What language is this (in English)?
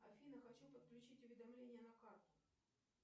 Russian